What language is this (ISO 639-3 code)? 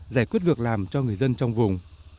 vie